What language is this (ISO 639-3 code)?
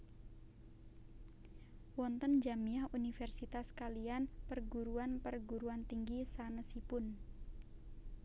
jav